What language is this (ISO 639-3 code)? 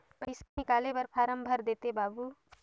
hne